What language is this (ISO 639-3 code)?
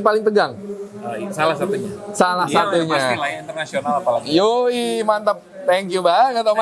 ind